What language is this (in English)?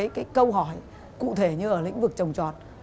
Vietnamese